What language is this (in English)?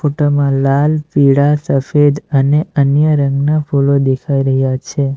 Gujarati